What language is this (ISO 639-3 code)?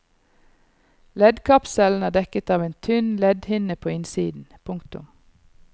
nor